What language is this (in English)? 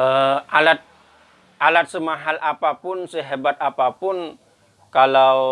Indonesian